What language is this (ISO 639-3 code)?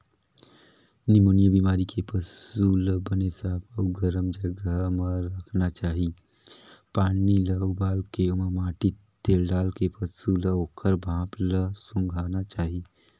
hne